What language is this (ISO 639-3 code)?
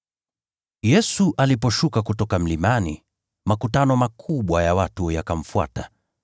swa